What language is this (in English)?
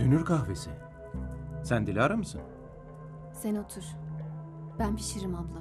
Turkish